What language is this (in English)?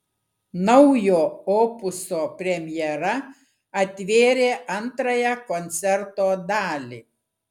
Lithuanian